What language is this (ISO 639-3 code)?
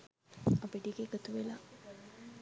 sin